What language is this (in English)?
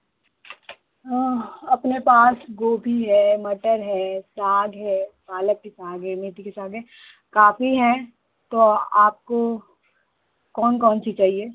Hindi